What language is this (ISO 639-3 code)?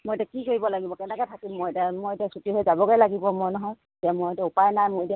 asm